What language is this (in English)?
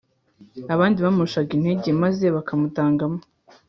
Kinyarwanda